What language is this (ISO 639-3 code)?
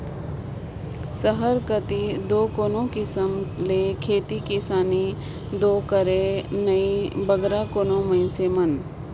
hne